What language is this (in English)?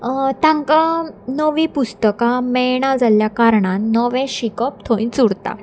Konkani